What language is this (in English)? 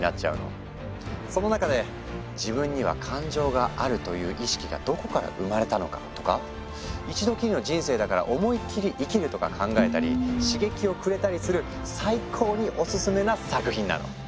Japanese